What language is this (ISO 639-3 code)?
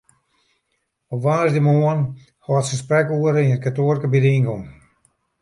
fry